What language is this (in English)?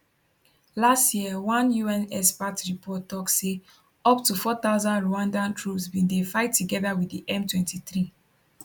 Nigerian Pidgin